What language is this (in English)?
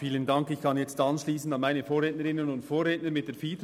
Swiss German